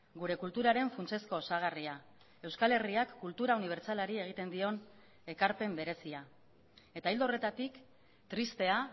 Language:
Basque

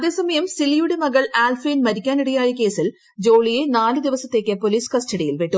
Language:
Malayalam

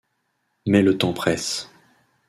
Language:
French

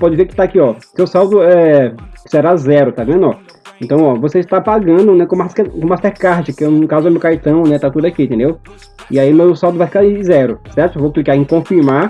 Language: Portuguese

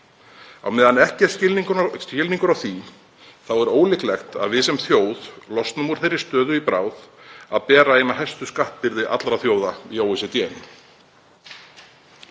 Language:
Icelandic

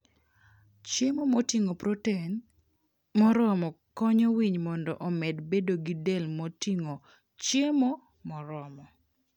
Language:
Luo (Kenya and Tanzania)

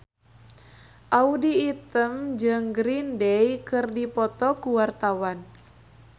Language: Sundanese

